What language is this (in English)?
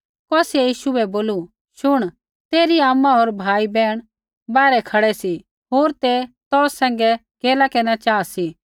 Kullu Pahari